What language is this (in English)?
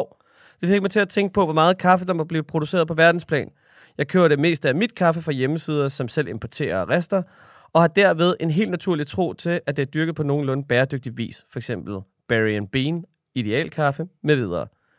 Danish